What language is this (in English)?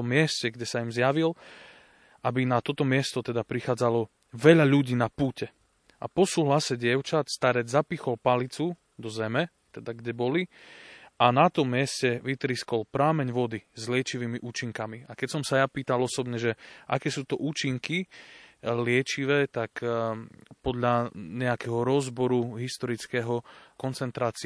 Slovak